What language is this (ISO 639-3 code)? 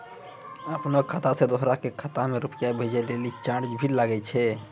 mai